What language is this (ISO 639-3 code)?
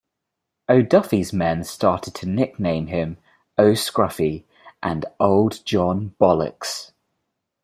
eng